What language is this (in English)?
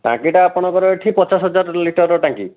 Odia